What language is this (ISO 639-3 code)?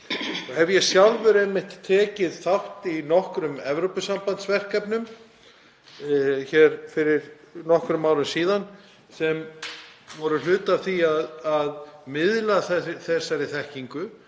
isl